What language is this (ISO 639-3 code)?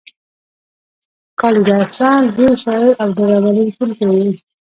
pus